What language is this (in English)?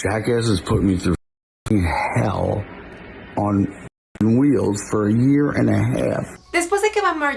Spanish